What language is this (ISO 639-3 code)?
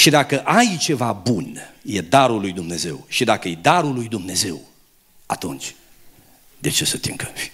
ron